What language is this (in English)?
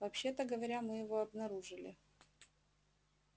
Russian